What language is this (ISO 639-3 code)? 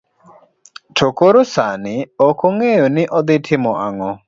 luo